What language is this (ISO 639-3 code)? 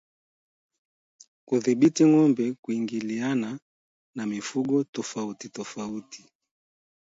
swa